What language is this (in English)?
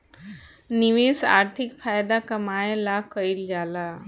Bhojpuri